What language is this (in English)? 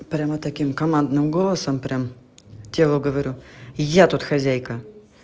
Russian